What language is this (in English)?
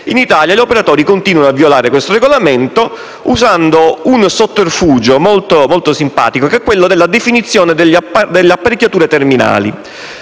Italian